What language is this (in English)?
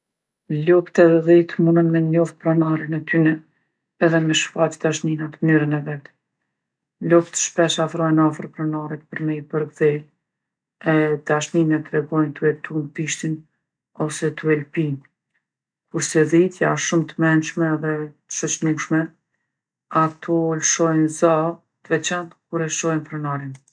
Gheg Albanian